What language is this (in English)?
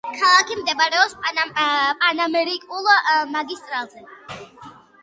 Georgian